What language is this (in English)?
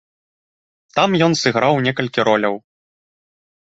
Belarusian